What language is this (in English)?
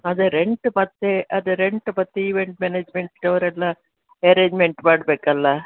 Kannada